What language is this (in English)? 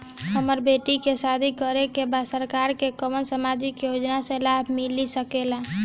Bhojpuri